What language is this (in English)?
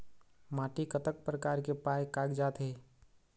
Chhattisgarhi